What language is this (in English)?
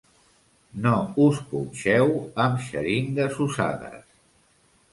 Catalan